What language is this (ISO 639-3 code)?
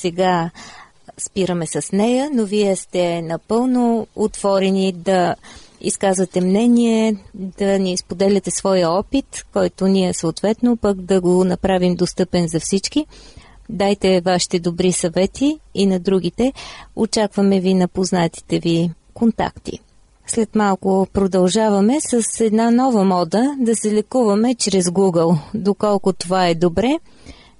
bul